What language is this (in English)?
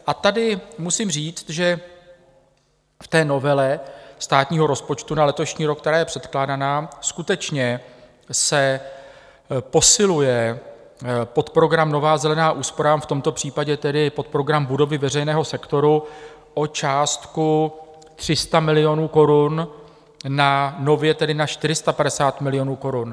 Czech